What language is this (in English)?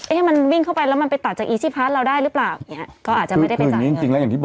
Thai